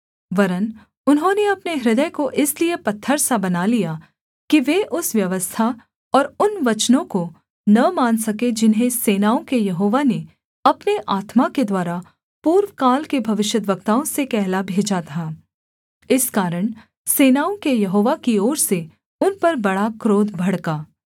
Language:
Hindi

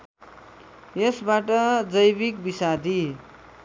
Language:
Nepali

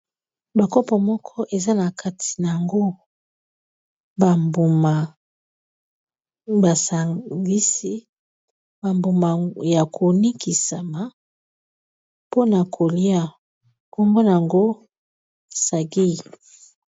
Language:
Lingala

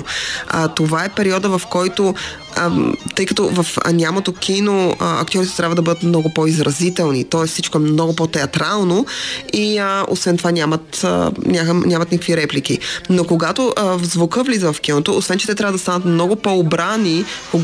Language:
Bulgarian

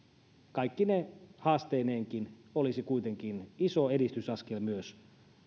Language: Finnish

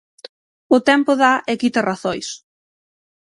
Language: Galician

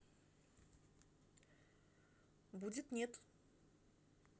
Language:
Russian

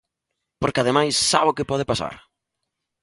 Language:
Galician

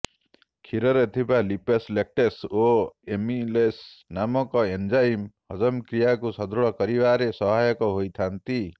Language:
Odia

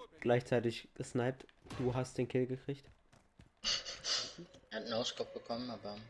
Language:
German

